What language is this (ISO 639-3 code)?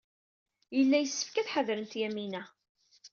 kab